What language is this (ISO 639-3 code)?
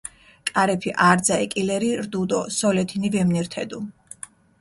xmf